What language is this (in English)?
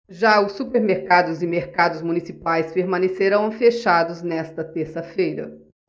Portuguese